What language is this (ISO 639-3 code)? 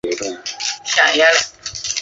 zho